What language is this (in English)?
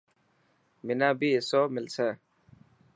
Dhatki